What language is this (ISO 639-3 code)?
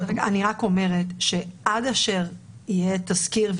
heb